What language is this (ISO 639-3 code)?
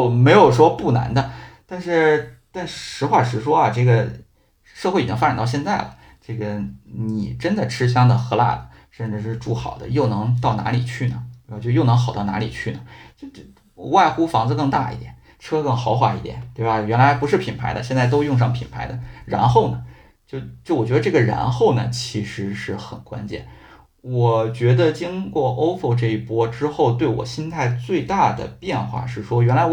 zho